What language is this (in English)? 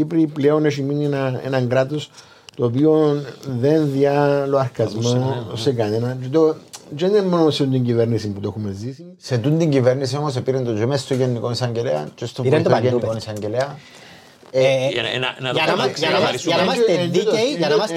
Greek